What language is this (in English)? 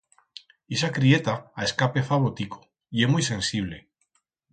Aragonese